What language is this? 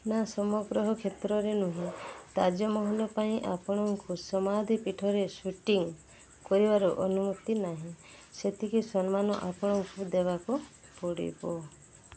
Odia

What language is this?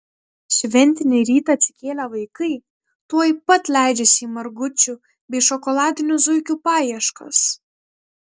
Lithuanian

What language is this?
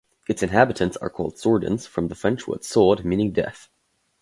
English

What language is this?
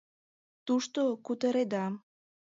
Mari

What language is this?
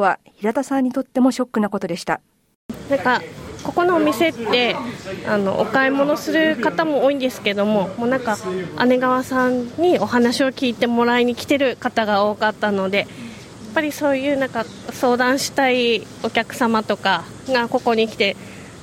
Japanese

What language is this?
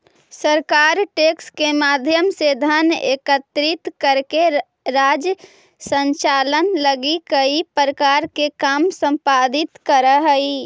Magahi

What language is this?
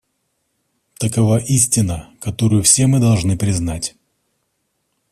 Russian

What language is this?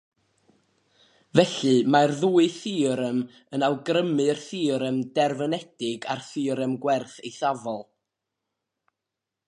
Welsh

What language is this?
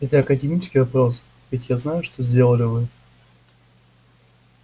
Russian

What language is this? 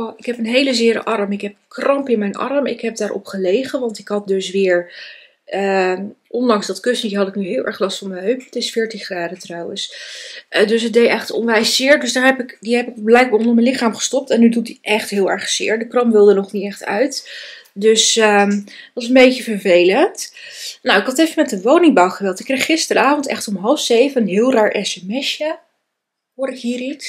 Dutch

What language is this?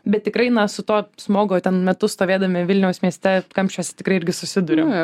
Lithuanian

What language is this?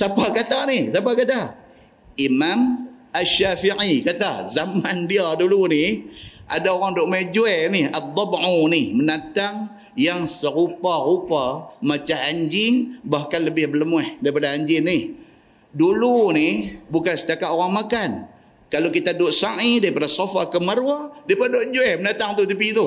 Malay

